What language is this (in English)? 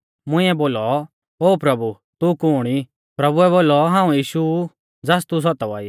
Mahasu Pahari